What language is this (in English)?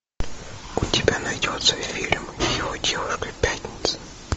Russian